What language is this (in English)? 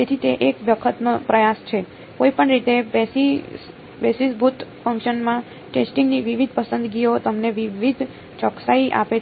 Gujarati